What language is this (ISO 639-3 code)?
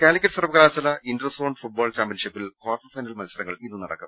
mal